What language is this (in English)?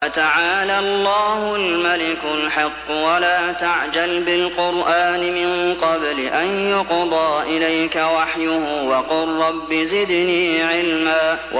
Arabic